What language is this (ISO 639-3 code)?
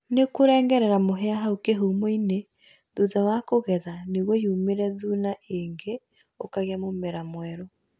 kik